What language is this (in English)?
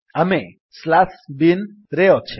Odia